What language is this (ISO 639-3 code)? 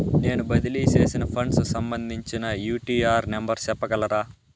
tel